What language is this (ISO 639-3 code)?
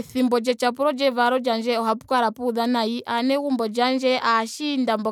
ndo